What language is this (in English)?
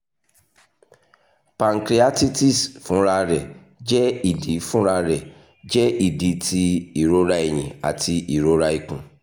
Yoruba